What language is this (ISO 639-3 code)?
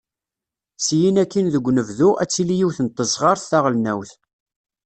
kab